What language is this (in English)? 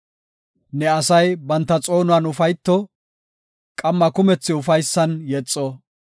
Gofa